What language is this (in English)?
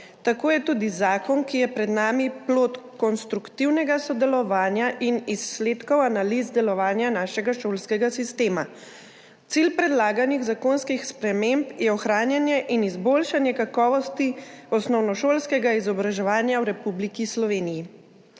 Slovenian